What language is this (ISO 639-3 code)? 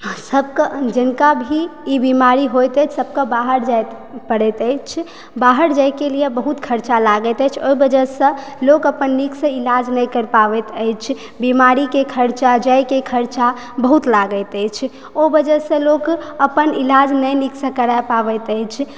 mai